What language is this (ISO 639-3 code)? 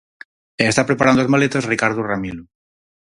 glg